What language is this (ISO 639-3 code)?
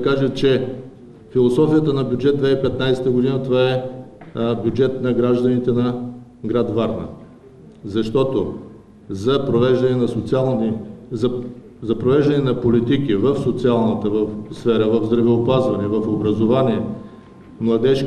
bul